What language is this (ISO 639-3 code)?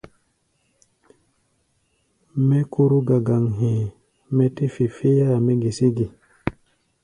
gba